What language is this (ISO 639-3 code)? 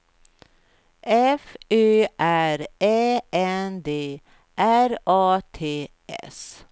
swe